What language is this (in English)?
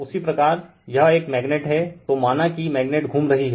Hindi